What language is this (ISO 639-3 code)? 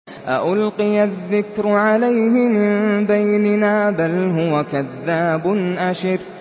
ara